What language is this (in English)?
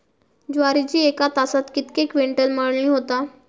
Marathi